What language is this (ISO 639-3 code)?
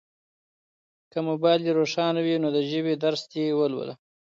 pus